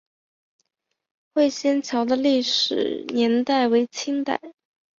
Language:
Chinese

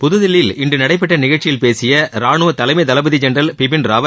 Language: Tamil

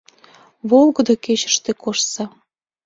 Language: Mari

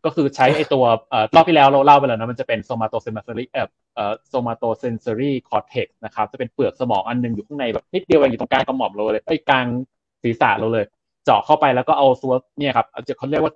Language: Thai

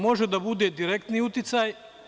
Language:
Serbian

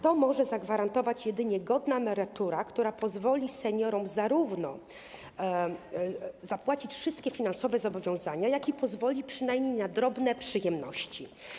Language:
Polish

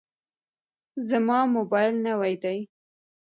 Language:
Pashto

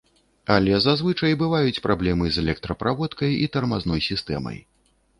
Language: Belarusian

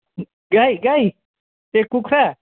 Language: Nepali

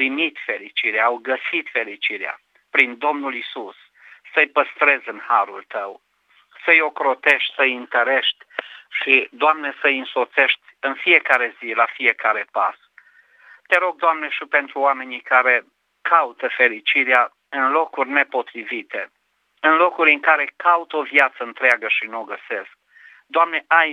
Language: Romanian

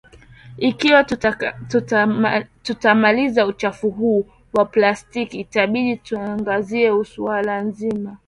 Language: Swahili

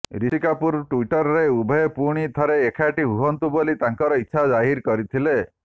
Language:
Odia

